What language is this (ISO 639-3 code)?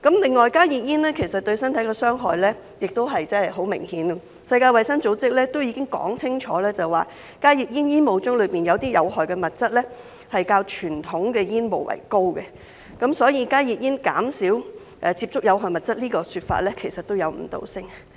yue